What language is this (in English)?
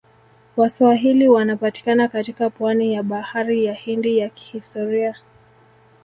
Swahili